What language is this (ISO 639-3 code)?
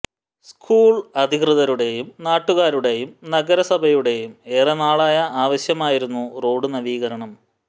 mal